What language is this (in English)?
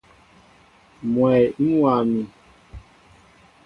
Mbo (Cameroon)